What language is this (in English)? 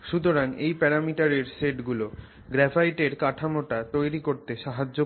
Bangla